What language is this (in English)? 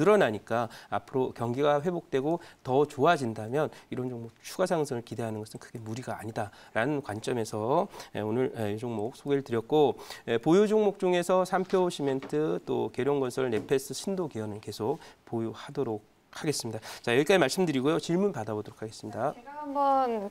Korean